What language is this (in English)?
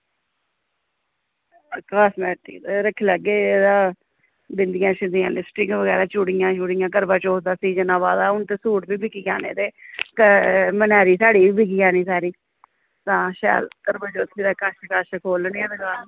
Dogri